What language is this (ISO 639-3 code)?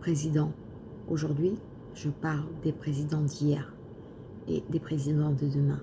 fra